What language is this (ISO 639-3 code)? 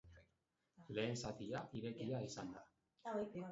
eus